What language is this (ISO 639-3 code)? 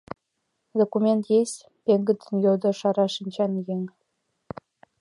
chm